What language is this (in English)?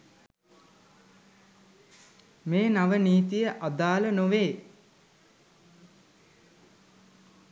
Sinhala